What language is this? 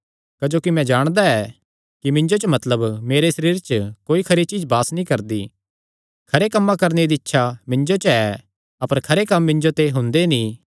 Kangri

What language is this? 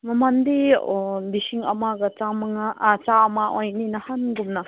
Manipuri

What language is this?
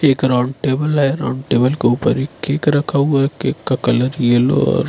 Hindi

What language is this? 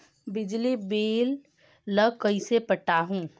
Chhattisgarhi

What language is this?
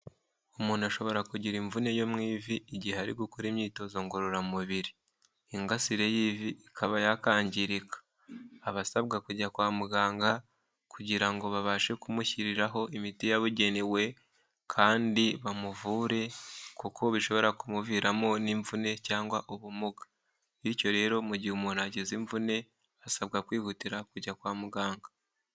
Kinyarwanda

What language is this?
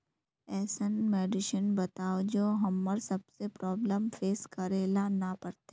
Magahi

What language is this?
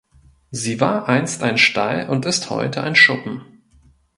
German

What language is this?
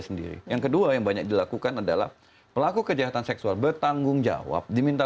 Indonesian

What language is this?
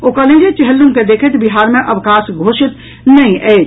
Maithili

